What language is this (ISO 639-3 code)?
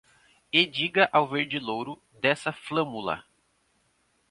por